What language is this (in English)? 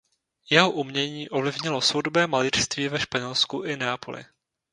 Czech